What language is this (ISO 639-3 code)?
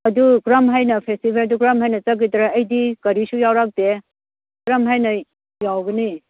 mni